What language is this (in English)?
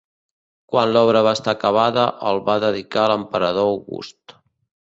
Catalan